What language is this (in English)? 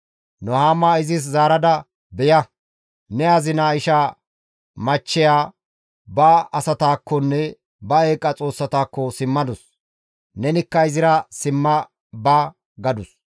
Gamo